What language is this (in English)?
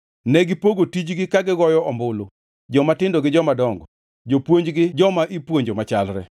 Luo (Kenya and Tanzania)